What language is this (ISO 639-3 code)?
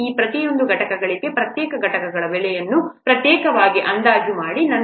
kan